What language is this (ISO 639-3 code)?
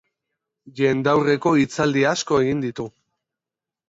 eus